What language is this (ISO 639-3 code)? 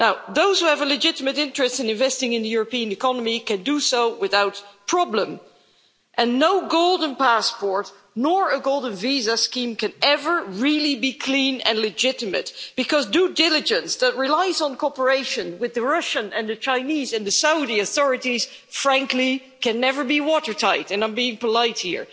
eng